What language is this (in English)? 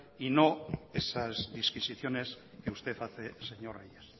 Spanish